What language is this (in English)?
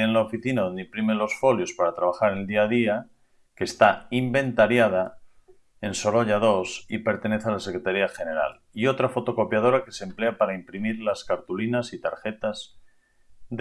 Spanish